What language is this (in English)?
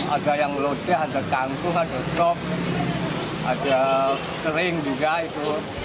Indonesian